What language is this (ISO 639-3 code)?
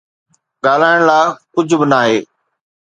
snd